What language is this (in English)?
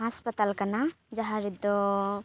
Santali